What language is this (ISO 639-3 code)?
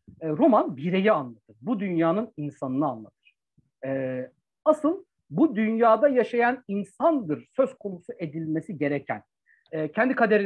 tur